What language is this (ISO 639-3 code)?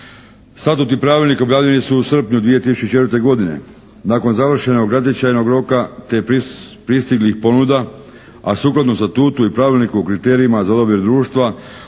hrv